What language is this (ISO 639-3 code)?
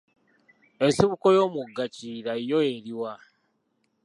lug